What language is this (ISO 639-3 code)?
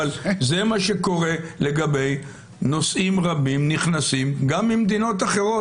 heb